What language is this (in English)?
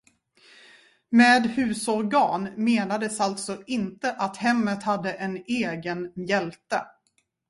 Swedish